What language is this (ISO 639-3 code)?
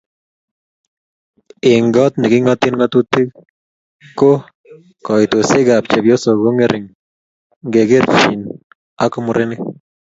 kln